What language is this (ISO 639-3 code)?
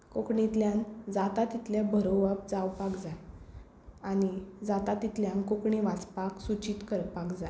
kok